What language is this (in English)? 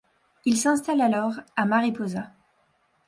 French